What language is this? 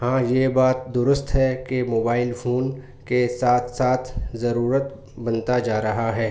Urdu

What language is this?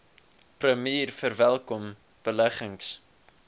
Afrikaans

